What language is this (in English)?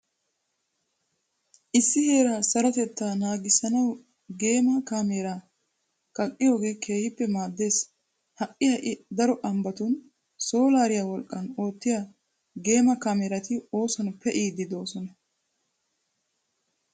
Wolaytta